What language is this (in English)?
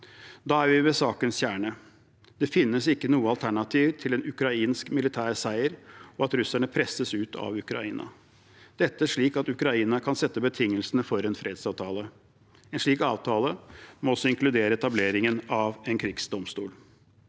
Norwegian